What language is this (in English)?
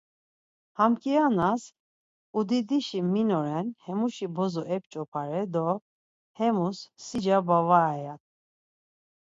Laz